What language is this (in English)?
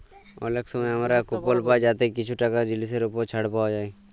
Bangla